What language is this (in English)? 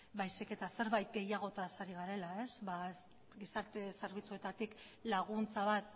Basque